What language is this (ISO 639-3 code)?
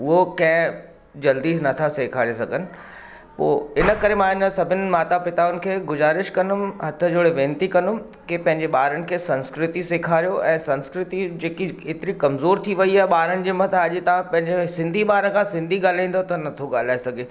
snd